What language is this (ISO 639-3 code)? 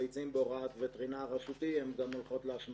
heb